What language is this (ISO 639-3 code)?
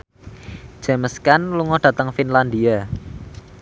jav